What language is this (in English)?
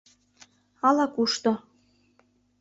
Mari